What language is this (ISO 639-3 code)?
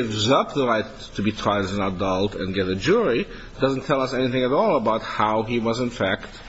eng